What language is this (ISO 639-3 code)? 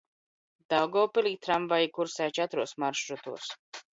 lav